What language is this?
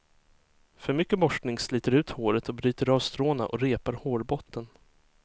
Swedish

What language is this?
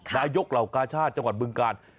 Thai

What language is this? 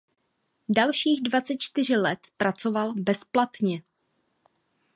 Czech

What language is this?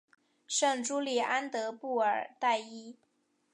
Chinese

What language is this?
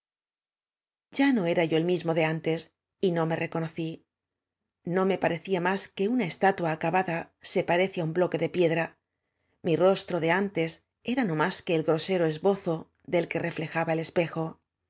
Spanish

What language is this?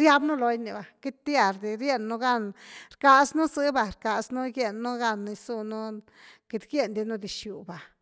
Güilá Zapotec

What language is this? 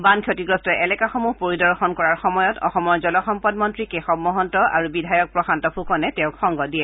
Assamese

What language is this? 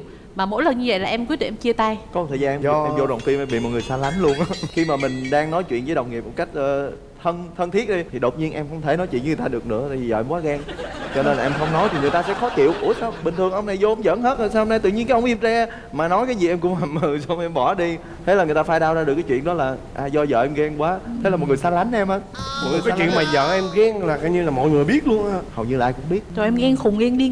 Vietnamese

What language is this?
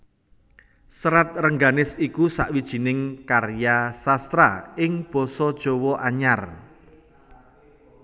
Javanese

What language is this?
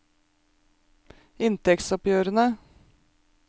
Norwegian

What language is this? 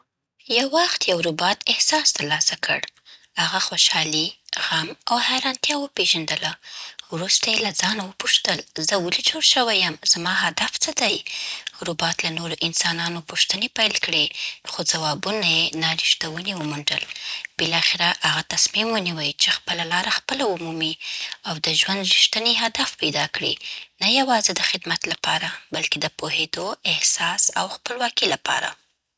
Southern Pashto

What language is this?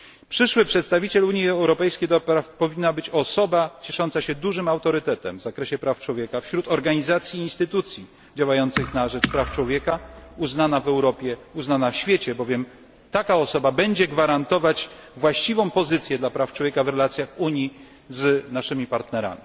Polish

